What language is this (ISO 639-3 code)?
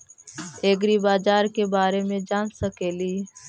mag